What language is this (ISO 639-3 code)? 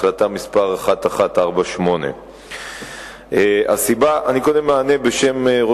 heb